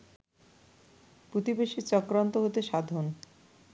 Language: Bangla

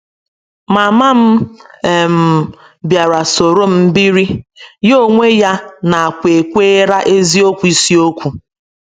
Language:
Igbo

